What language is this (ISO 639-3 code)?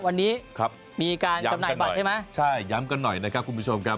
tha